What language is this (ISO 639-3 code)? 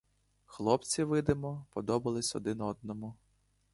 ukr